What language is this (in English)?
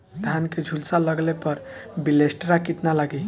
Bhojpuri